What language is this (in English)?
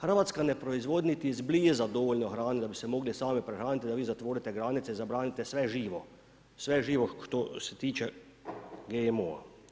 Croatian